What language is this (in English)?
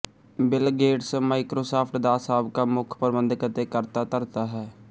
Punjabi